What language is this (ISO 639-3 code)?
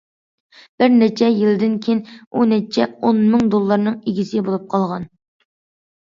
uig